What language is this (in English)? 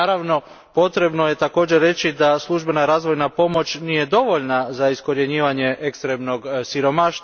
Croatian